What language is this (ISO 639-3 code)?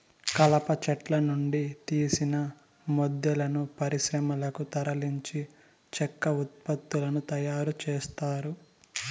tel